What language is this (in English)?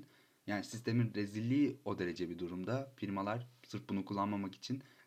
Turkish